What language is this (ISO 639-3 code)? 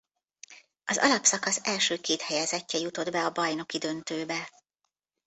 hun